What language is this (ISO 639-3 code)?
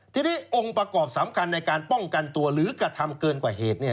tha